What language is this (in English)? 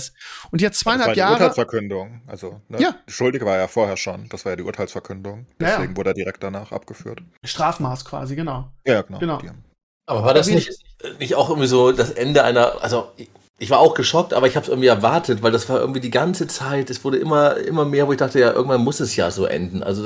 German